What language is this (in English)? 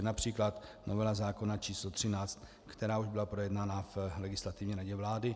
Czech